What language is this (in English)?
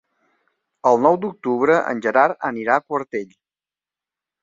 Catalan